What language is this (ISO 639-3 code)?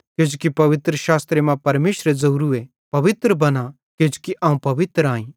bhd